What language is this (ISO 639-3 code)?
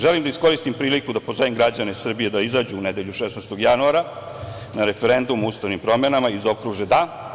srp